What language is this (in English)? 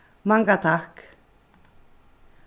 Faroese